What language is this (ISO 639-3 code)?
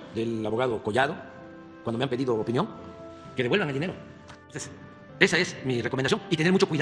spa